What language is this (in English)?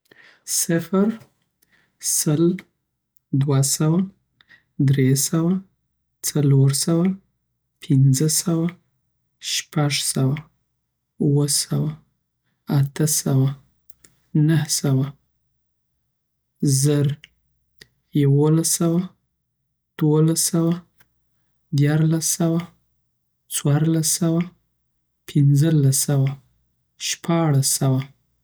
Southern Pashto